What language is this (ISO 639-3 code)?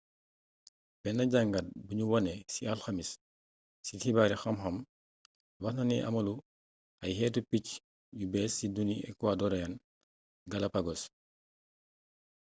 wol